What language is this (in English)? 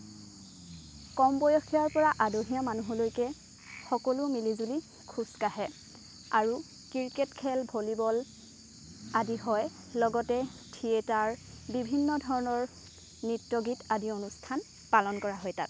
Assamese